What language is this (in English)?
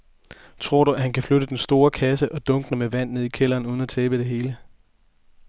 Danish